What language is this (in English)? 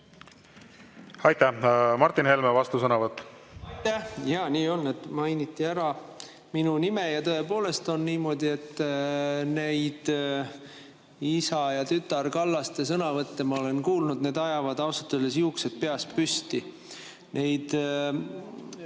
Estonian